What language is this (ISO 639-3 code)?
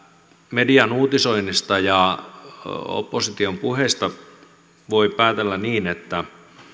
fin